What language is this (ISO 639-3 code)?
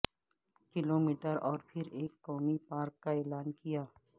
urd